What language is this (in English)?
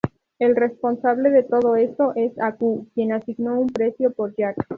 Spanish